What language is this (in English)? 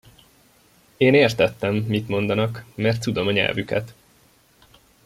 Hungarian